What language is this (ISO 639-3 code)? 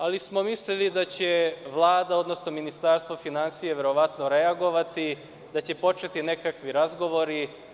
srp